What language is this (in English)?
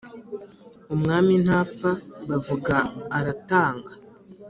Kinyarwanda